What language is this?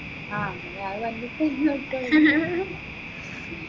Malayalam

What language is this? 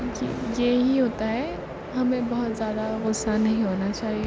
Urdu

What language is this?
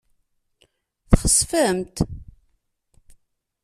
Kabyle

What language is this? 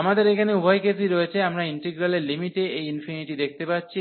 Bangla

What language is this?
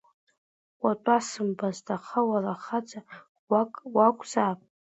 Abkhazian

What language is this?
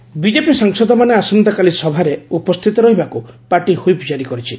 Odia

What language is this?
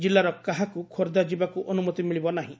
Odia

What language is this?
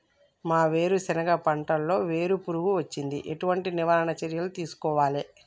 Telugu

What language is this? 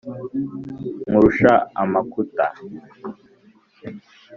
Kinyarwanda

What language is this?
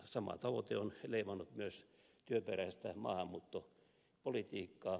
Finnish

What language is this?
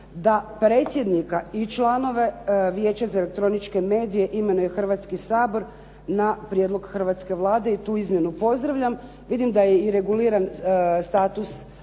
Croatian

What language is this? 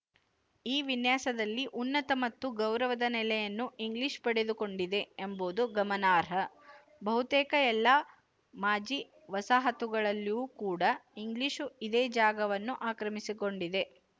Kannada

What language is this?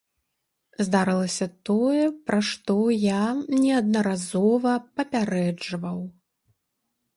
Belarusian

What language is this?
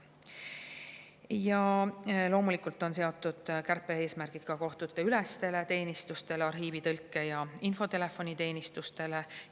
Estonian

